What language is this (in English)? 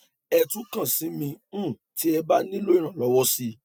Yoruba